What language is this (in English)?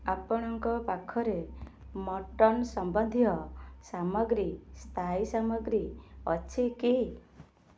Odia